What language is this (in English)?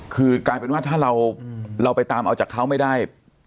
Thai